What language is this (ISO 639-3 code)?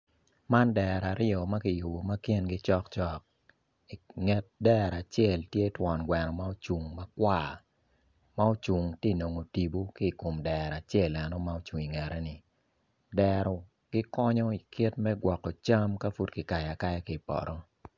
ach